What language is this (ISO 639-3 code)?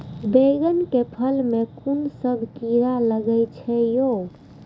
mai